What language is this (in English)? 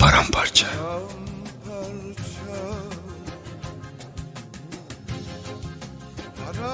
Turkish